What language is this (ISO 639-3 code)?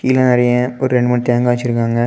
tam